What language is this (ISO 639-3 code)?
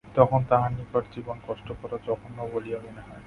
ben